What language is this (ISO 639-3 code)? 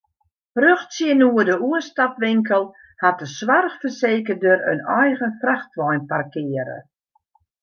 fry